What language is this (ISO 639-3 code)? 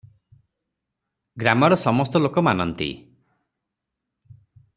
ori